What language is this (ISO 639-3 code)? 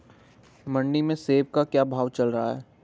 hin